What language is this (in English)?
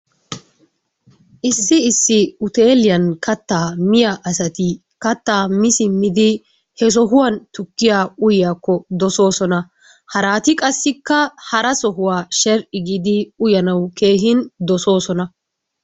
Wolaytta